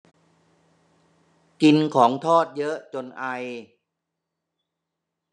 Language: Thai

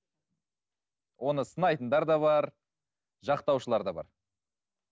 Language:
Kazakh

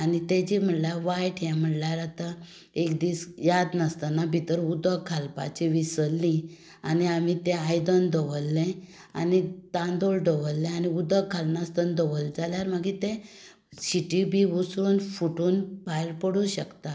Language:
Konkani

